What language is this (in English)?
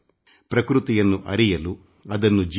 Kannada